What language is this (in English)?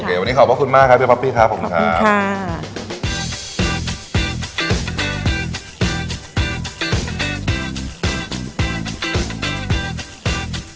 Thai